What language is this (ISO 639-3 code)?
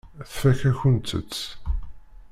kab